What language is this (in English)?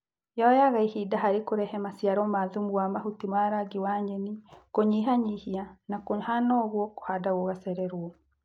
Kikuyu